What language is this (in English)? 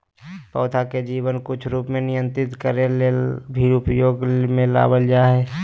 Magahi